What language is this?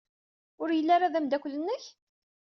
Kabyle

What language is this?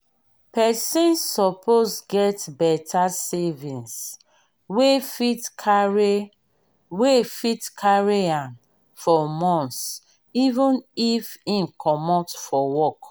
Nigerian Pidgin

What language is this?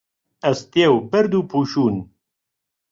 Central Kurdish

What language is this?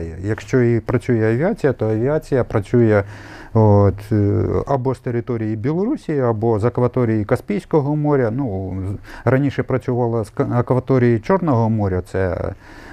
Ukrainian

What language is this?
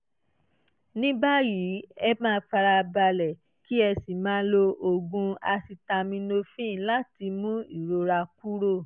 Yoruba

